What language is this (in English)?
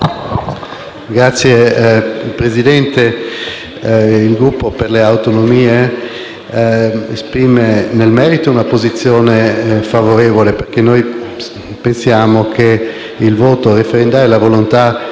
Italian